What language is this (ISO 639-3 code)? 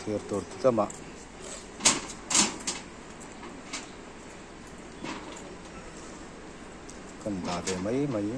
ara